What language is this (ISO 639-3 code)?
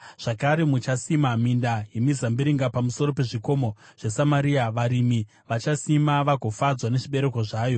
sna